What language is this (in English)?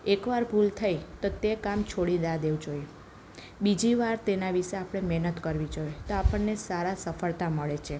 Gujarati